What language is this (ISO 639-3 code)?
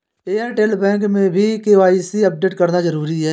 hin